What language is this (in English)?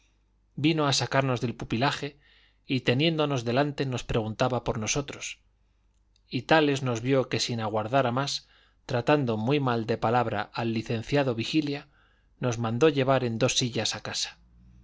Spanish